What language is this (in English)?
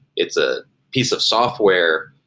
English